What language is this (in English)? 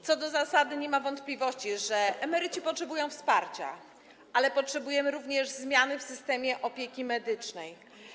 Polish